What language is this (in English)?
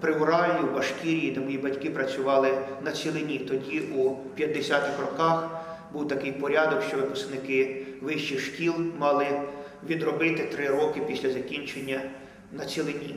Ukrainian